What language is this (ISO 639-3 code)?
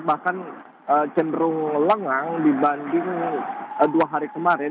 ind